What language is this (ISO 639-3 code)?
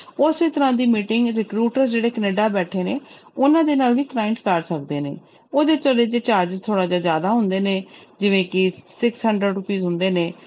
pan